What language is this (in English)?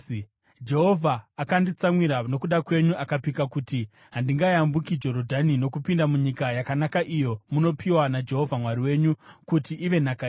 Shona